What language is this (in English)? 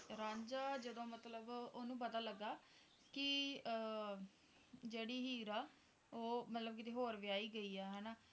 Punjabi